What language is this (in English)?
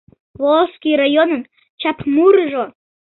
Mari